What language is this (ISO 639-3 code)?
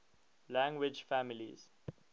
eng